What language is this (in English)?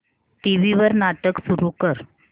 Marathi